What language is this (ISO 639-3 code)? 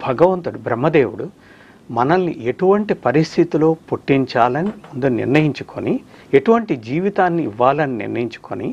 tel